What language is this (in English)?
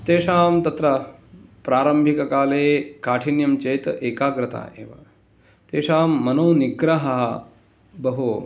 Sanskrit